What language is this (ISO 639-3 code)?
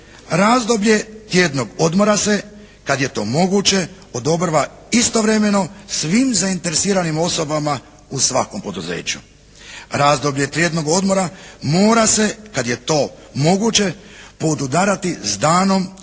hrv